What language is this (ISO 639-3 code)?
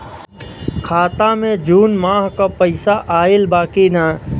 bho